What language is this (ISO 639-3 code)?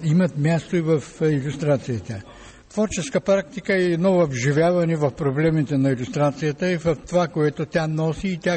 bul